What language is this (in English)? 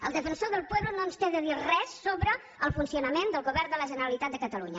Catalan